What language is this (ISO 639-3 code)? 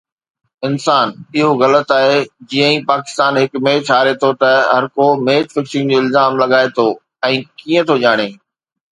snd